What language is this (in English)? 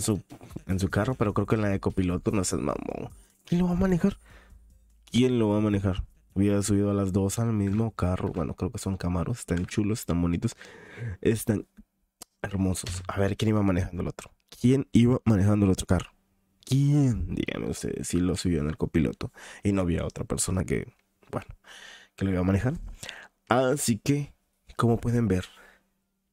Spanish